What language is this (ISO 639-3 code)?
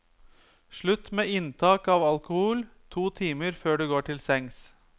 nor